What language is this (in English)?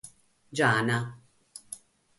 Sardinian